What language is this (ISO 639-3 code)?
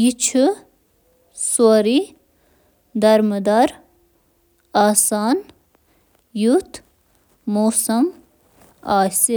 kas